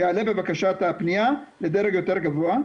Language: Hebrew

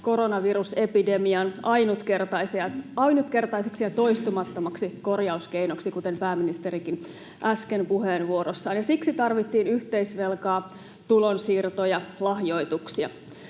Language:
Finnish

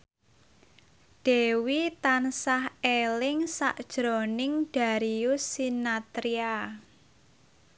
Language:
Javanese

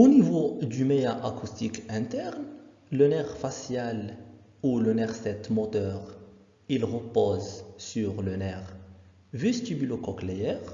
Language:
French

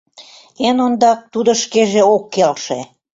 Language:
Mari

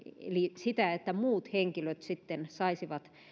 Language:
Finnish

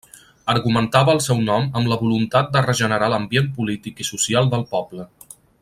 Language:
Catalan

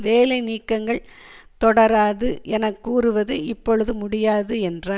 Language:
Tamil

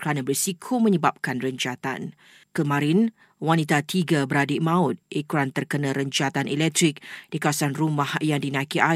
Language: Malay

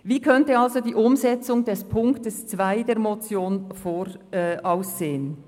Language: Swiss German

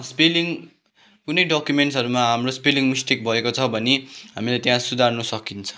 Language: Nepali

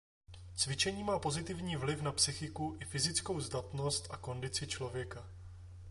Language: Czech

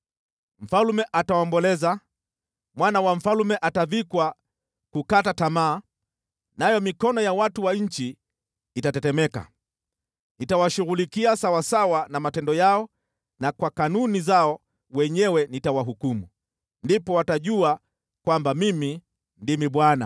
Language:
Swahili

